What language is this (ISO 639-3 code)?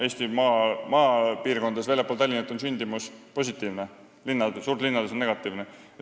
est